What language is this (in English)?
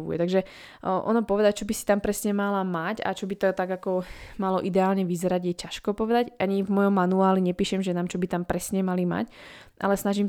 Slovak